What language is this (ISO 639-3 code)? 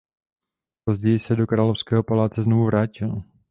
ces